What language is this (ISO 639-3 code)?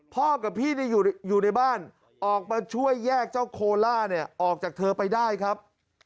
tha